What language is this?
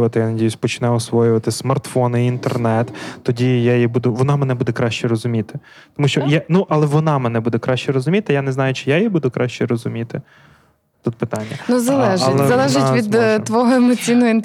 Ukrainian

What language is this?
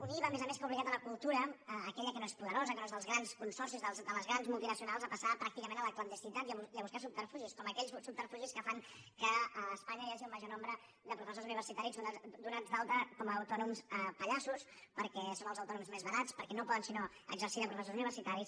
Catalan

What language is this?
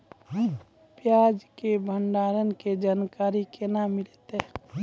Maithili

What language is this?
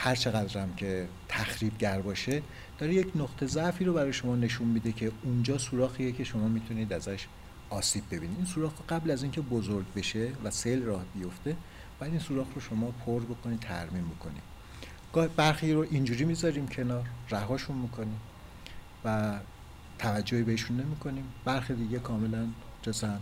Persian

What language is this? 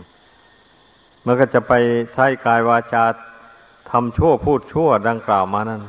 Thai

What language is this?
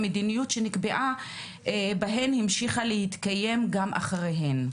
Hebrew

